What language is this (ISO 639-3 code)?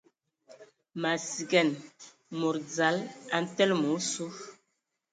ewo